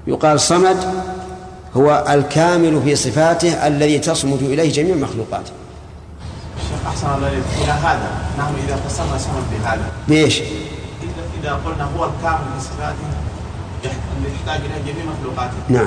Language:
Arabic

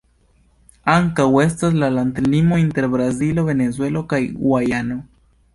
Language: Esperanto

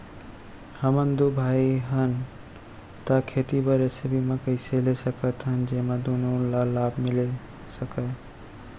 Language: Chhattisgarhi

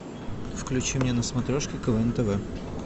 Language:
Russian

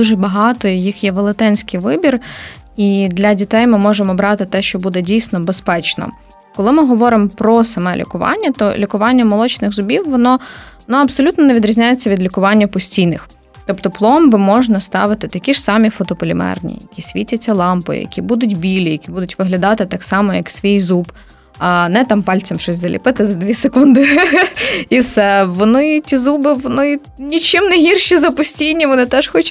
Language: Ukrainian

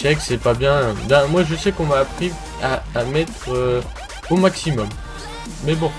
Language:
French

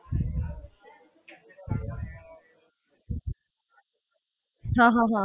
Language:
Gujarati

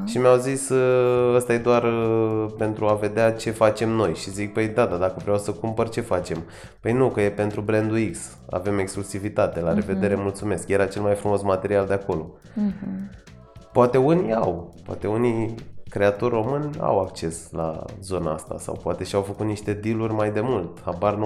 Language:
Romanian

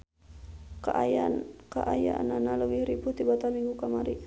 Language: Sundanese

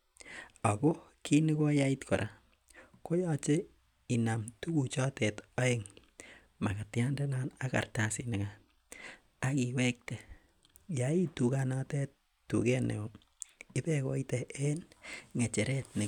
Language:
Kalenjin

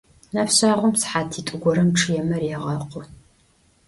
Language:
Adyghe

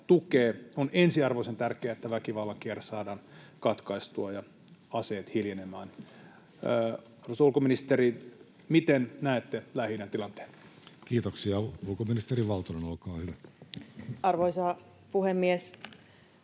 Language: Finnish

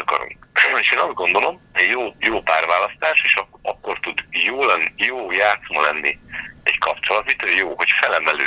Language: Hungarian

